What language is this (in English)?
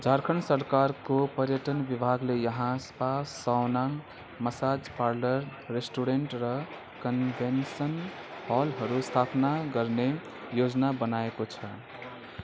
Nepali